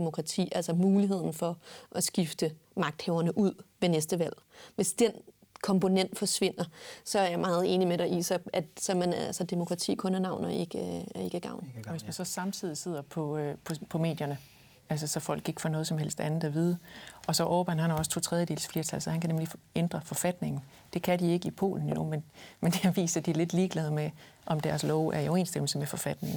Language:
Danish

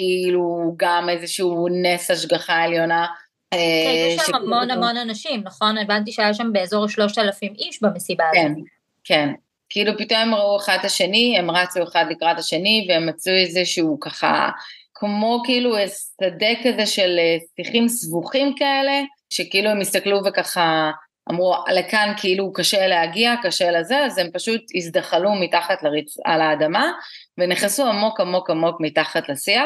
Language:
Hebrew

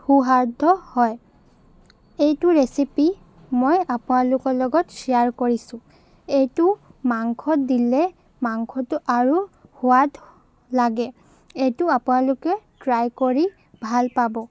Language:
Assamese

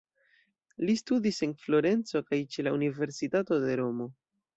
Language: Esperanto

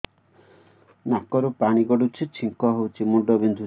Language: Odia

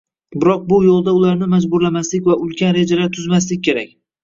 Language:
Uzbek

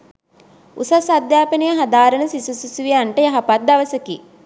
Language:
Sinhala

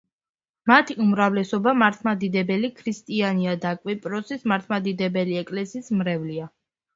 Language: Georgian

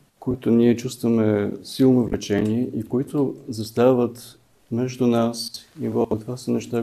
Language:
Bulgarian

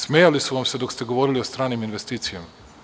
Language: Serbian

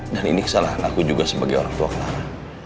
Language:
Indonesian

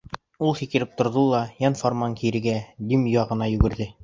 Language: Bashkir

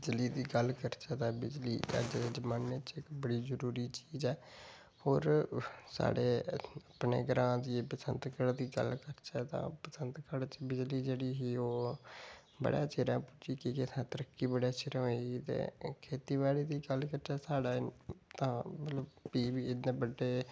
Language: Dogri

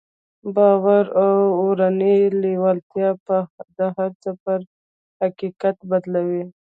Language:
Pashto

